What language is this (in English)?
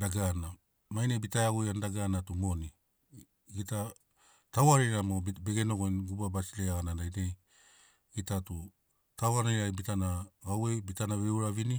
Sinaugoro